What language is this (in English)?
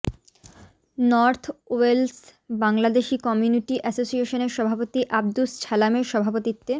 Bangla